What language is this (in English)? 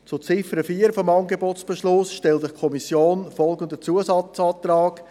Swiss German